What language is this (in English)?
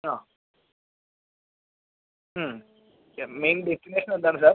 Malayalam